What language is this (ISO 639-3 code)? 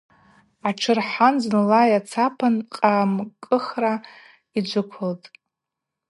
abq